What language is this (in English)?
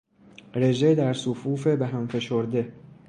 Persian